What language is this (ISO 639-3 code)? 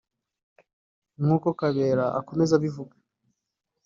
kin